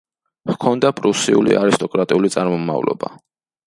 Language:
Georgian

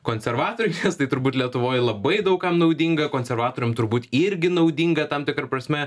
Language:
Lithuanian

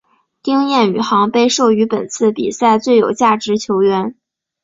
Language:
Chinese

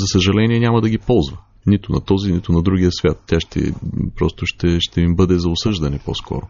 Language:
Bulgarian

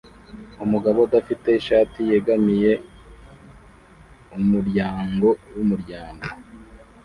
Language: Kinyarwanda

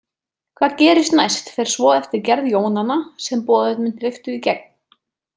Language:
Icelandic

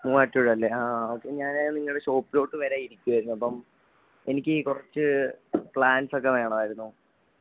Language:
Malayalam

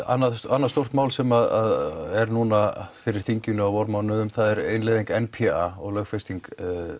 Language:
Icelandic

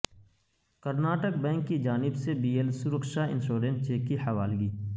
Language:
Urdu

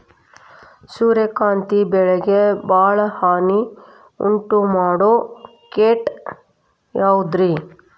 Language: Kannada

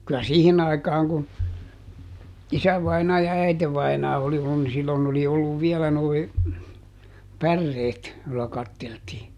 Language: Finnish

